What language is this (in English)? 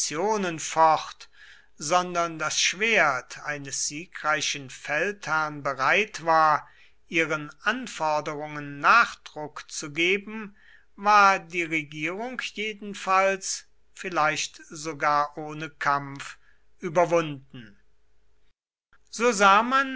German